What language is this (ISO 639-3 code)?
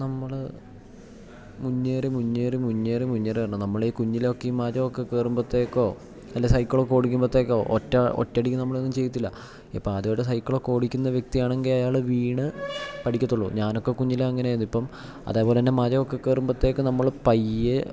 mal